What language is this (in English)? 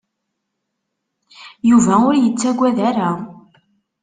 Kabyle